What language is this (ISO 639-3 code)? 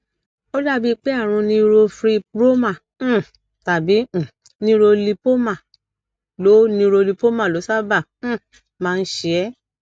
yor